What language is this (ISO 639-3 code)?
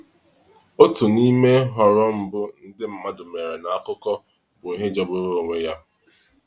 ibo